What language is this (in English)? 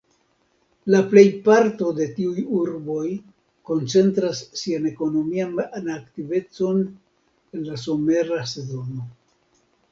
Esperanto